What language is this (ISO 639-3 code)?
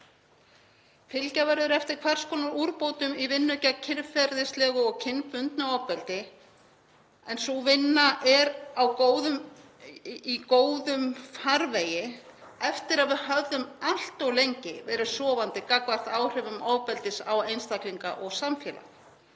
isl